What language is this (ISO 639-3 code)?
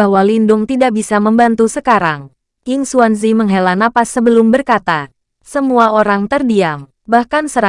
ind